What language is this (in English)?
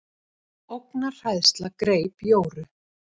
Icelandic